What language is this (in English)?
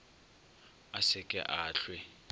Northern Sotho